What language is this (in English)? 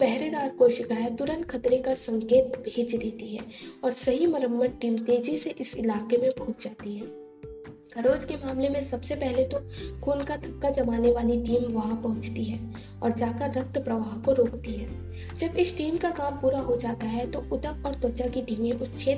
Hindi